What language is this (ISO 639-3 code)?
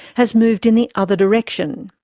eng